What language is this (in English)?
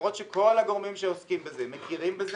Hebrew